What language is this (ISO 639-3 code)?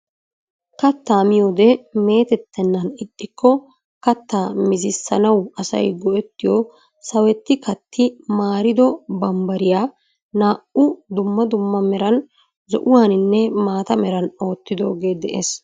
wal